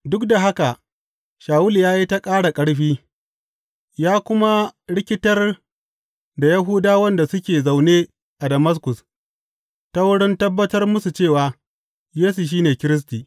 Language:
Hausa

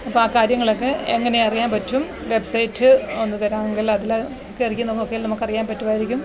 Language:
Malayalam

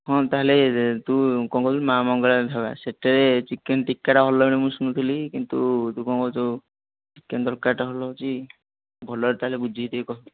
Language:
Odia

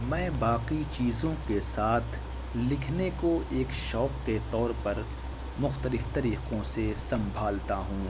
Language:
Urdu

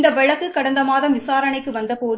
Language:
Tamil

